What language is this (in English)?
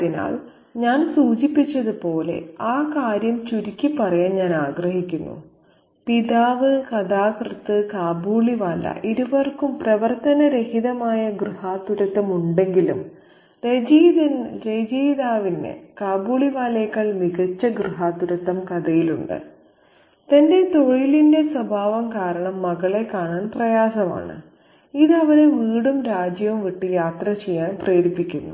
Malayalam